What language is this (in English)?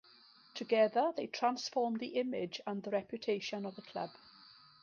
English